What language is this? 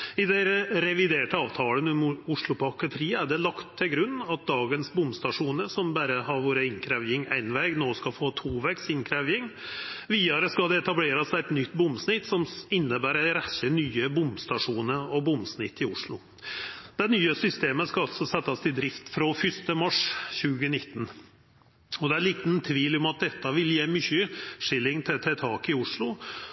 Norwegian Nynorsk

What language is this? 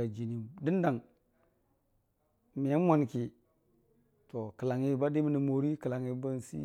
Dijim-Bwilim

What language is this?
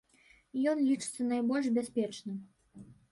Belarusian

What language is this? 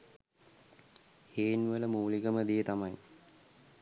Sinhala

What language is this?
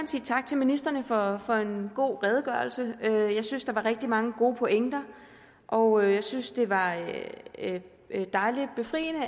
Danish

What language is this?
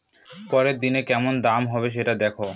Bangla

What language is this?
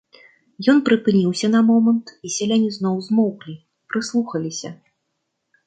Belarusian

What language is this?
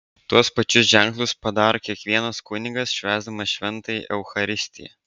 Lithuanian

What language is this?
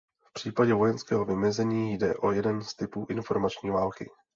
Czech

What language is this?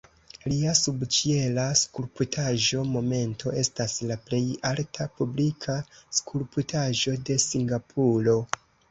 Esperanto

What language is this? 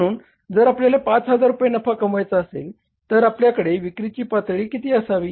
Marathi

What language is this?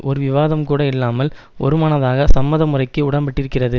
Tamil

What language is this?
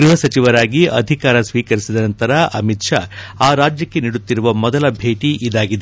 Kannada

